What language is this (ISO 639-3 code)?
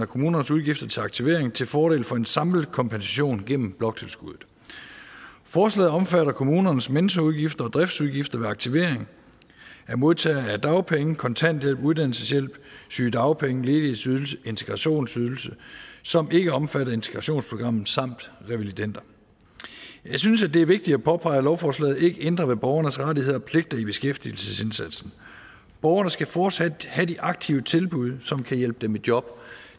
dan